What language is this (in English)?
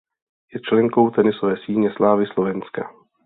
Czech